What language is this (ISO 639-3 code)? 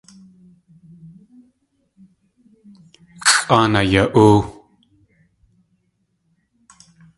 tli